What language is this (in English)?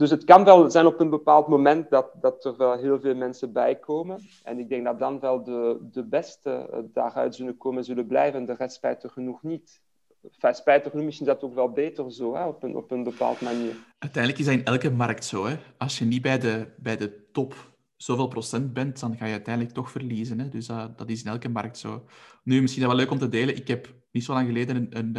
Dutch